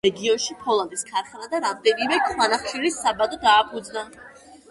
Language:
Georgian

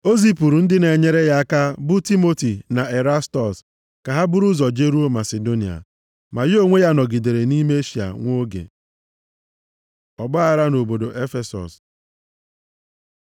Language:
Igbo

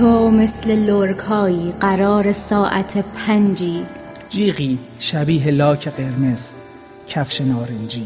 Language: Persian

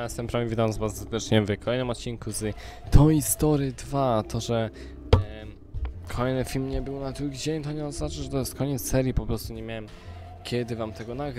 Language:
Polish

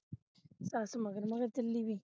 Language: Punjabi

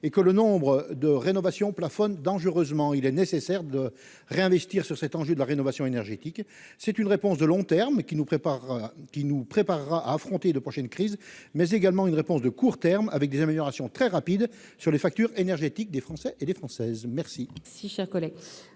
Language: French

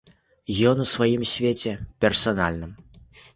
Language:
Belarusian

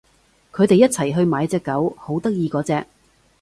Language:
Cantonese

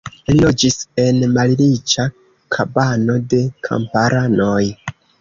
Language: Esperanto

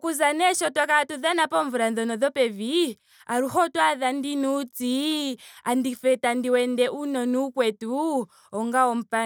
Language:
Ndonga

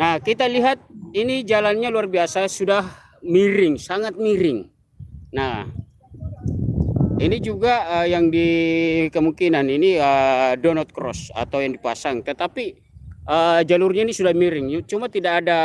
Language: Indonesian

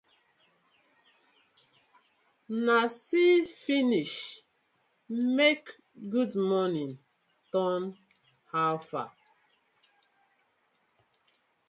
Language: Nigerian Pidgin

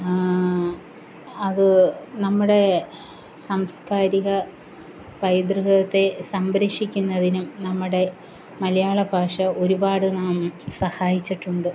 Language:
Malayalam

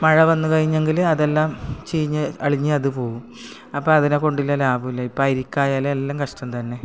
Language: Malayalam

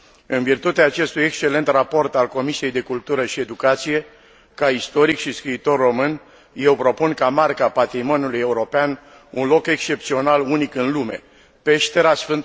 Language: Romanian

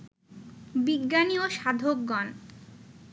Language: Bangla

